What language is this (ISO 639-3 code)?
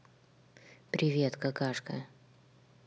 rus